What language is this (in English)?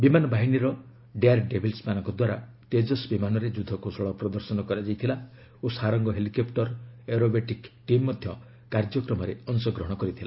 Odia